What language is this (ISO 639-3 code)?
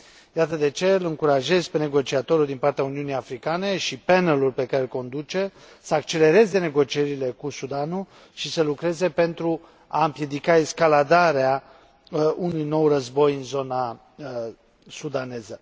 ron